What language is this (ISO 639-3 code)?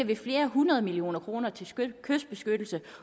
dan